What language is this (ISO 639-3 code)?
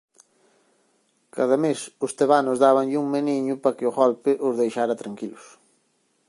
glg